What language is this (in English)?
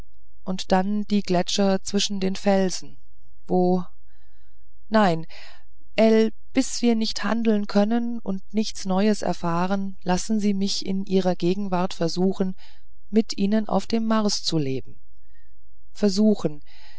German